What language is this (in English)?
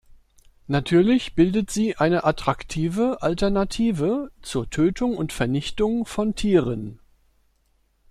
German